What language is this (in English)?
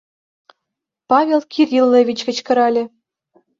Mari